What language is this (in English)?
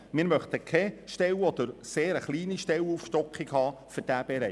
Swiss German